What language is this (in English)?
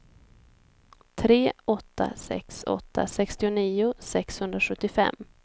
Swedish